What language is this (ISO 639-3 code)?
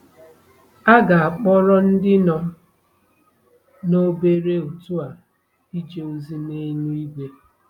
ibo